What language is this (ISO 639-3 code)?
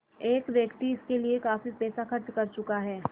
hin